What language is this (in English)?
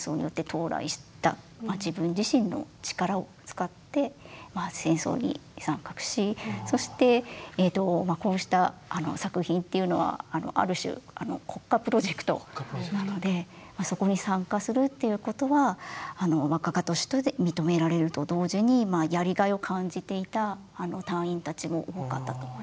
Japanese